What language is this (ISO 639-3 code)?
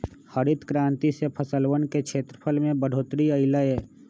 mag